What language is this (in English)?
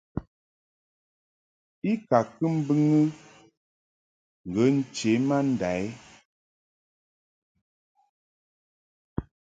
Mungaka